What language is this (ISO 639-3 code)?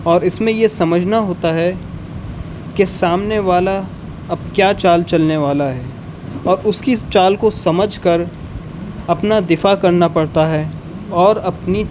urd